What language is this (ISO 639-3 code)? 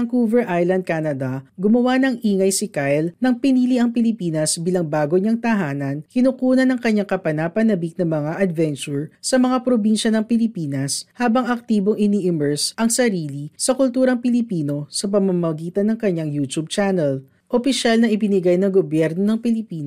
fil